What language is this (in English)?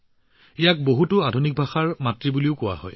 Assamese